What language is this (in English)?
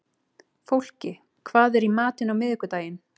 Icelandic